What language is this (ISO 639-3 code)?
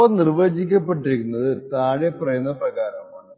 mal